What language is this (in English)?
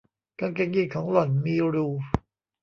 Thai